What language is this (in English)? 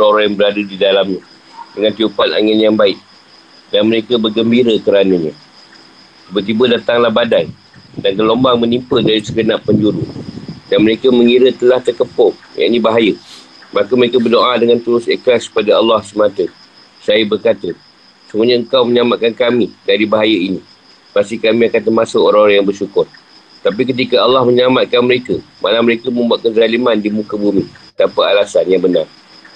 Malay